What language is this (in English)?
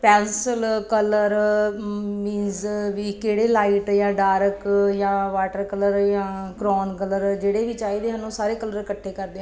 Punjabi